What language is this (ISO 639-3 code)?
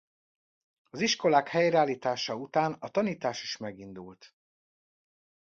hun